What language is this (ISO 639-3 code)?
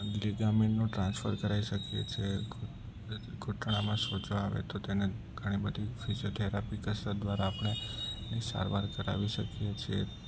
guj